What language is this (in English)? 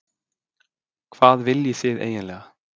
Icelandic